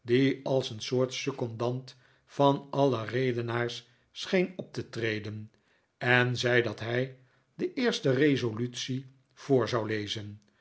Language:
Dutch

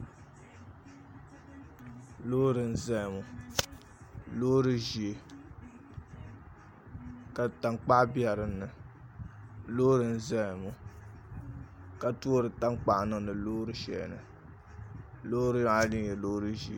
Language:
Dagbani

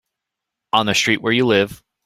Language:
English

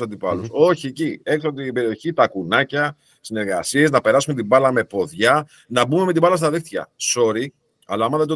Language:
Greek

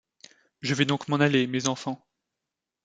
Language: French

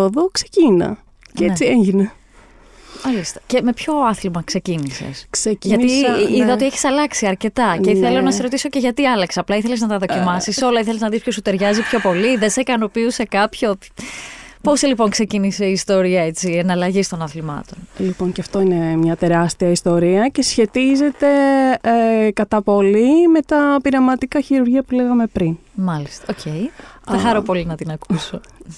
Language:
Greek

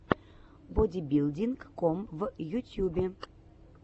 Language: Russian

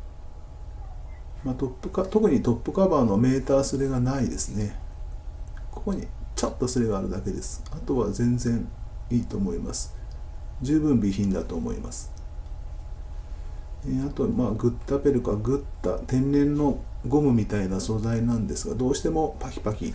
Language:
Japanese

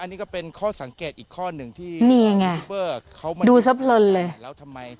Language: Thai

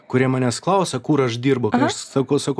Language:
Lithuanian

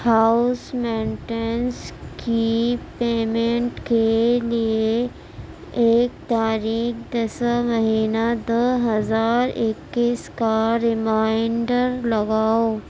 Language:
Urdu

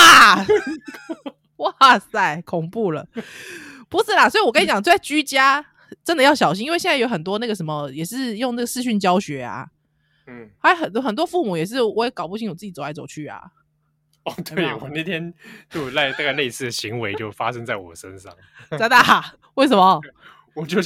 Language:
Chinese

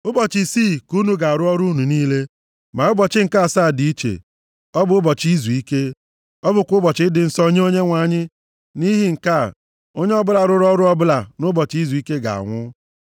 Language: Igbo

